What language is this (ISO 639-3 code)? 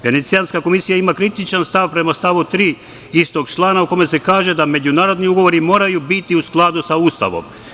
srp